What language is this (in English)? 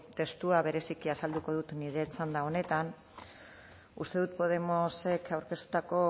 Basque